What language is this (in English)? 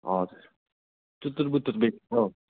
Nepali